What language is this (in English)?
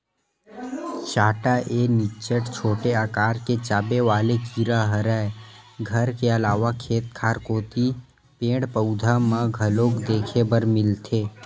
Chhattisgarhi